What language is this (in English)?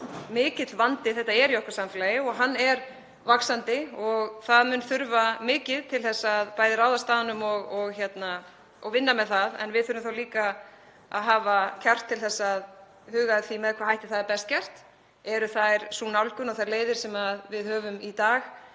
Icelandic